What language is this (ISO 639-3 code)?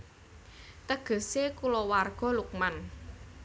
jav